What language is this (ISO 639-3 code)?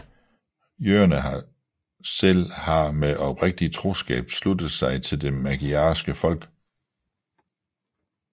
dan